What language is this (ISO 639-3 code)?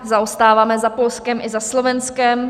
ces